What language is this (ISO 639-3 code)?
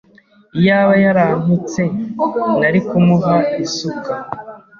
kin